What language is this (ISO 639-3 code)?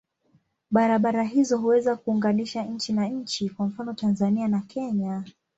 swa